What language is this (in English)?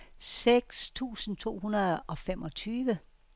Danish